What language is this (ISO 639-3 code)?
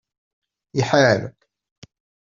kab